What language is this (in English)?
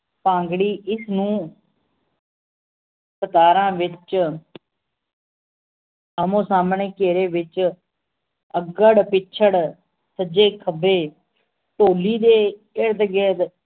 Punjabi